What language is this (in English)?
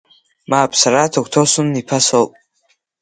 Abkhazian